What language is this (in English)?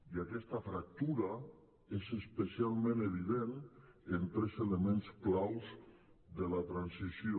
Catalan